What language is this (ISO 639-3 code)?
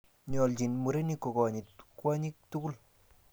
kln